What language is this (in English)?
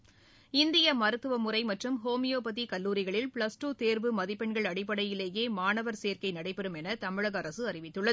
Tamil